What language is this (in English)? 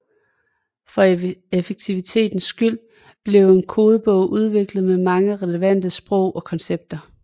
Danish